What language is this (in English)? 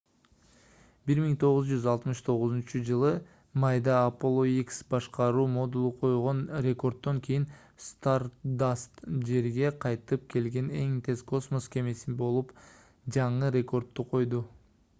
Kyrgyz